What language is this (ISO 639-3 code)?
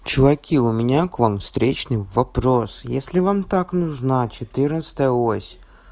rus